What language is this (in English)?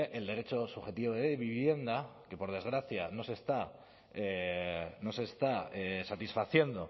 Spanish